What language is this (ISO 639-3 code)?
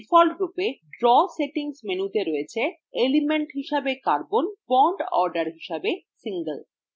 ben